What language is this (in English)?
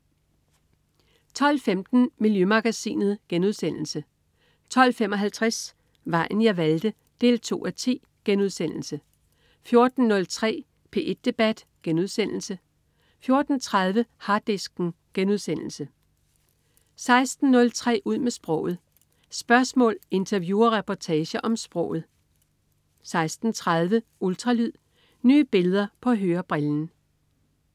Danish